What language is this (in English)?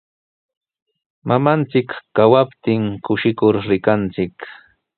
Sihuas Ancash Quechua